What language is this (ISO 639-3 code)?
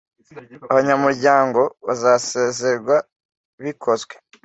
kin